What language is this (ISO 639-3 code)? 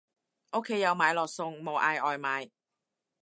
yue